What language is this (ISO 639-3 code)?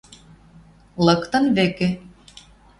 mrj